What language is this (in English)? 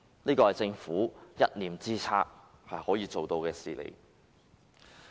Cantonese